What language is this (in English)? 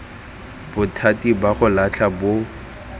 Tswana